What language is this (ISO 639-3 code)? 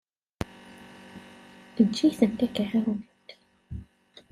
kab